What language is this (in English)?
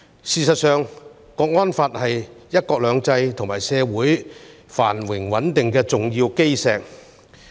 Cantonese